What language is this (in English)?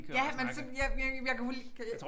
Danish